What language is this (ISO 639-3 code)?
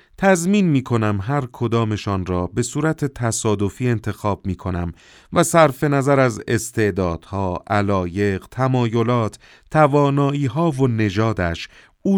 fas